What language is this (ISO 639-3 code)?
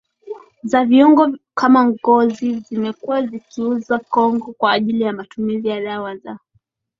swa